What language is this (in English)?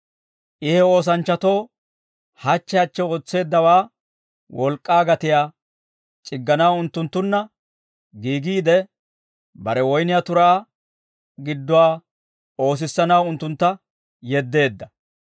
Dawro